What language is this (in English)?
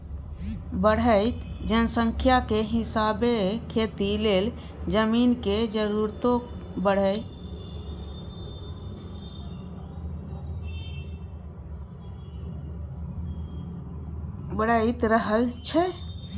Maithili